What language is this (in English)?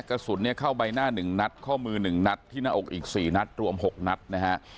Thai